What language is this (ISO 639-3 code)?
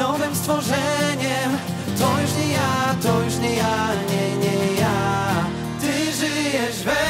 pol